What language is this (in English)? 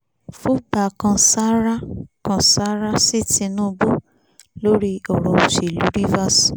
Yoruba